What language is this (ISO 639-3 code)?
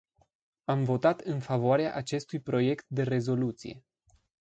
ron